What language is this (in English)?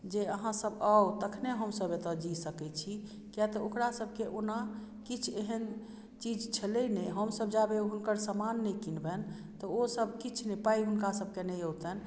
Maithili